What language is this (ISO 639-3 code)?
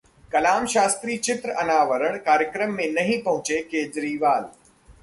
hin